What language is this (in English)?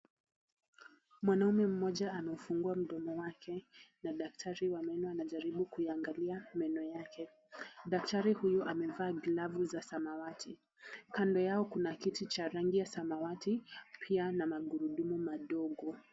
Swahili